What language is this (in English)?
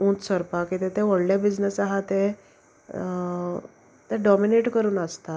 Konkani